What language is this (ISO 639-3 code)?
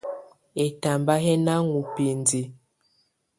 tvu